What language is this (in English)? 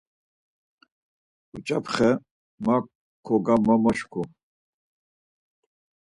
Laz